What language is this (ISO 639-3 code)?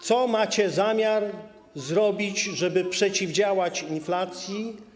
pol